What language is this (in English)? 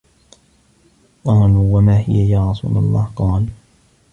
Arabic